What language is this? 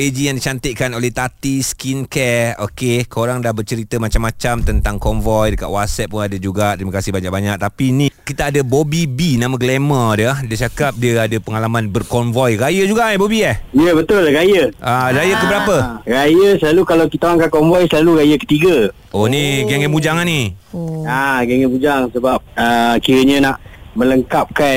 Malay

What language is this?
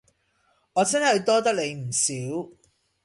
Cantonese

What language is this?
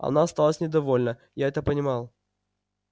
Russian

